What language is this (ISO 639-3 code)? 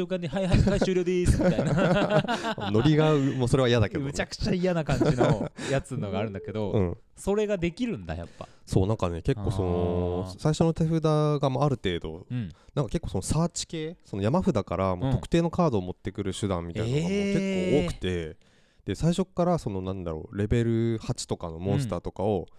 jpn